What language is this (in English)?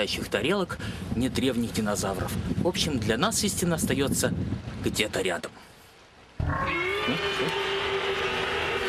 Russian